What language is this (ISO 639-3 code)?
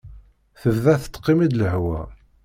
kab